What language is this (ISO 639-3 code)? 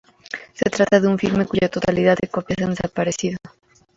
spa